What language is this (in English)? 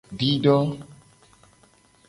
Gen